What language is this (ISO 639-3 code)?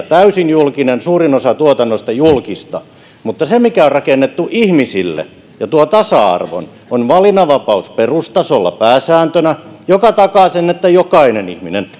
fin